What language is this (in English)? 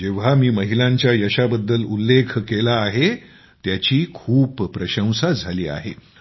Marathi